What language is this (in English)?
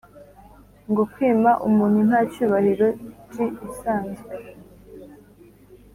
Kinyarwanda